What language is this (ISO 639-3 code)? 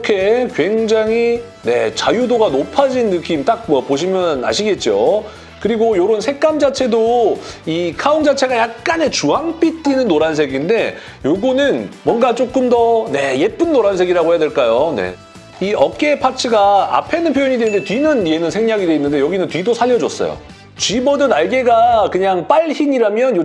kor